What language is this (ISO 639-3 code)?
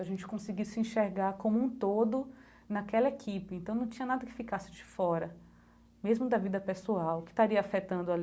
por